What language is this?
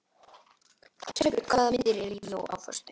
Icelandic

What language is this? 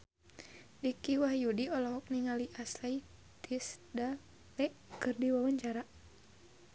Sundanese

